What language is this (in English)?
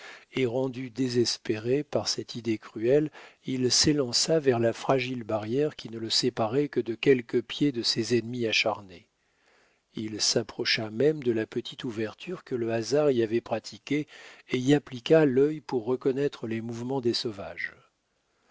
French